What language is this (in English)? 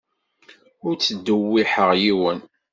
Kabyle